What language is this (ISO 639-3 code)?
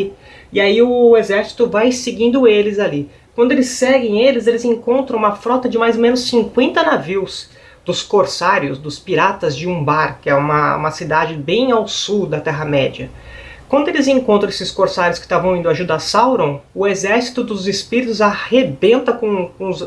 por